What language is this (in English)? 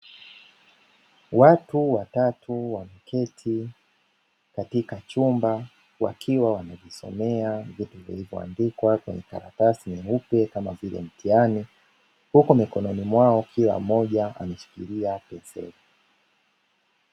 Swahili